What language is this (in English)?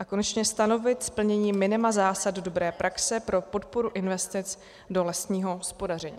Czech